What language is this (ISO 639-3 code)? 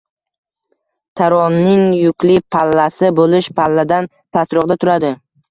uzb